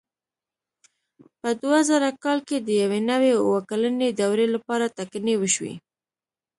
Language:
Pashto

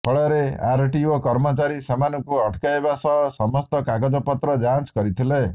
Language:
Odia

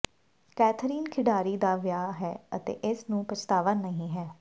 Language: Punjabi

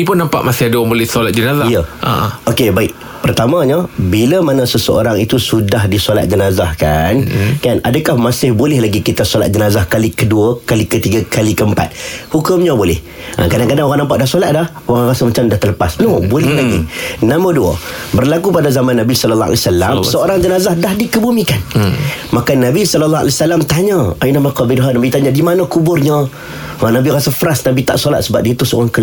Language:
Malay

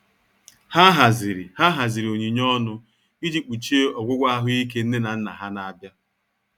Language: Igbo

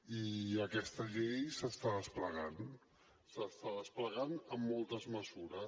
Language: Catalan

